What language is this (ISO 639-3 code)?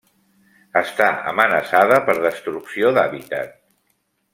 cat